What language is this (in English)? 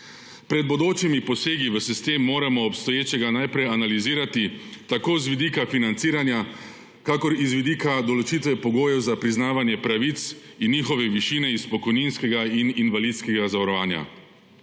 Slovenian